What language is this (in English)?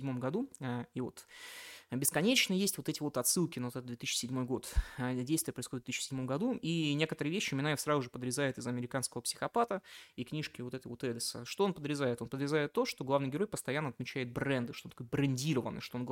Russian